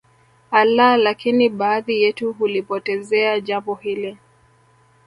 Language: Swahili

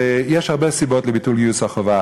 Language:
Hebrew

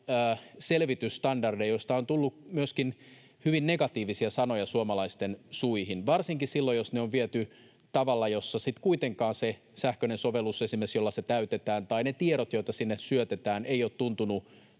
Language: Finnish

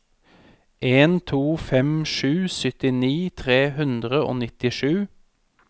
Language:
Norwegian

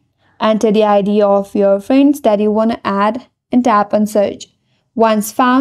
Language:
English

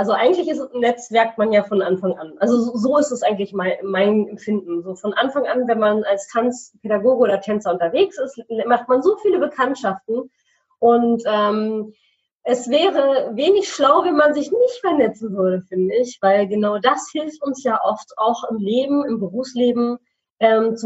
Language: German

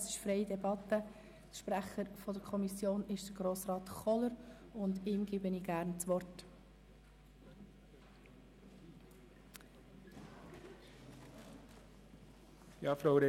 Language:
Swiss German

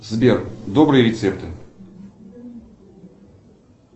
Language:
Russian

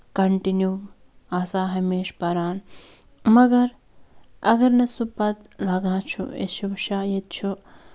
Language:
Kashmiri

